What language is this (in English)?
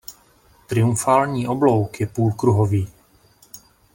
Czech